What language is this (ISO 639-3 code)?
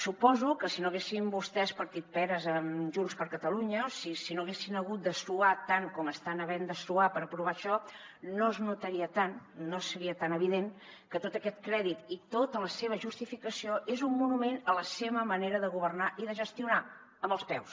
cat